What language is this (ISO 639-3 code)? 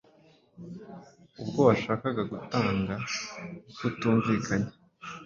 kin